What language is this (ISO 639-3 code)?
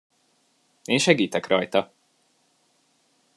hun